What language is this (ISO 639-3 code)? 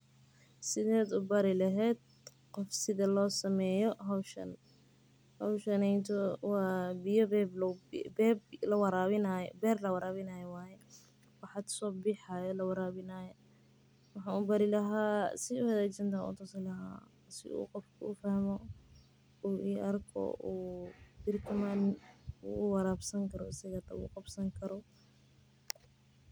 som